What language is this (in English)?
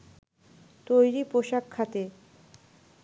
Bangla